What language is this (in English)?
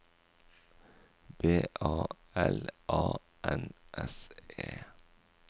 Norwegian